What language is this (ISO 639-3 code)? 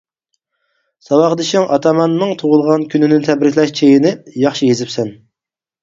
uig